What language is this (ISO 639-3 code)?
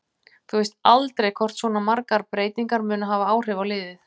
isl